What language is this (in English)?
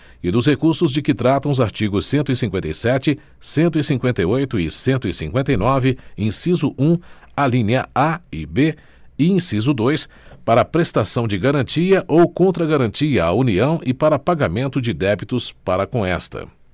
Portuguese